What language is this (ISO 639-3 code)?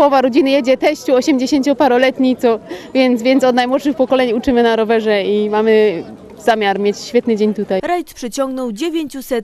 pol